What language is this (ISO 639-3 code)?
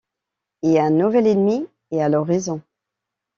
fra